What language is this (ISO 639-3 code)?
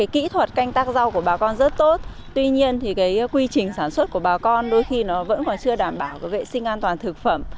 vie